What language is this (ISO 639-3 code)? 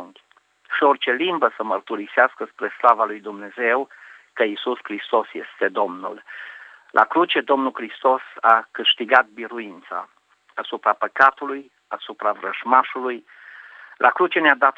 ron